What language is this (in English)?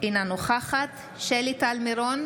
Hebrew